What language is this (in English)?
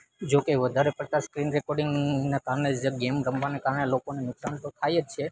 Gujarati